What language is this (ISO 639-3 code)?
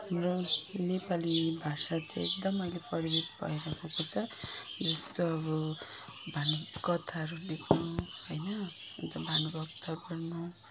nep